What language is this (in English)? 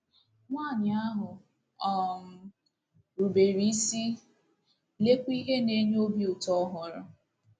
Igbo